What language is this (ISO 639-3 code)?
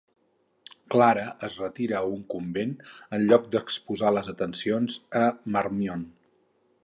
cat